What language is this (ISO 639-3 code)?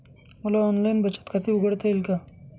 mar